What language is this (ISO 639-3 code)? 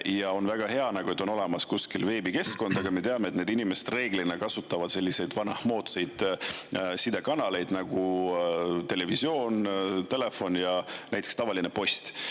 est